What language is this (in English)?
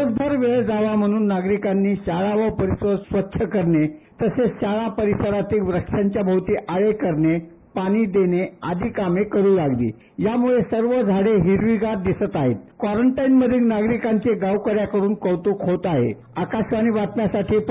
Marathi